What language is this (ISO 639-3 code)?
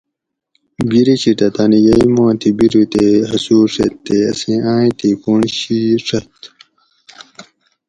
gwc